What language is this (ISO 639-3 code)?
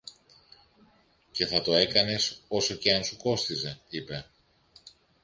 ell